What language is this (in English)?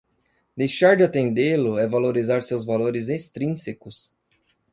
Portuguese